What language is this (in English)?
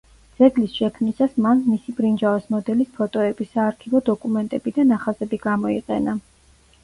Georgian